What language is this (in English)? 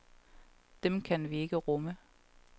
Danish